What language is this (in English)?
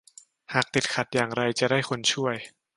Thai